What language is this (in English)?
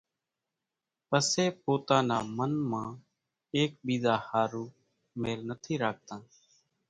Kachi Koli